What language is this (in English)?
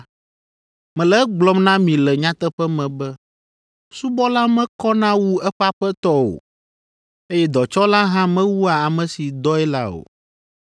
Ewe